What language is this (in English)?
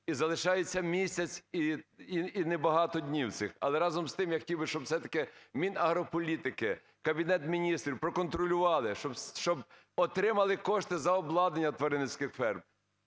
Ukrainian